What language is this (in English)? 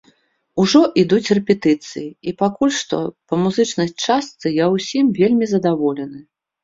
Belarusian